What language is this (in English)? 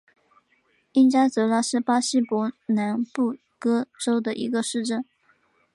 Chinese